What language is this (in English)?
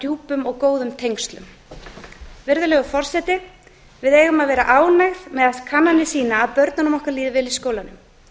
Icelandic